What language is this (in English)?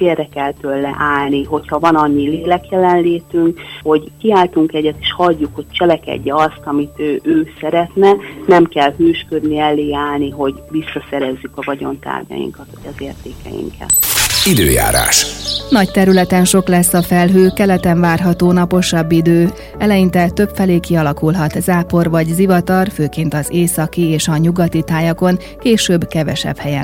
Hungarian